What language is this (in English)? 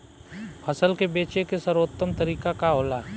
Bhojpuri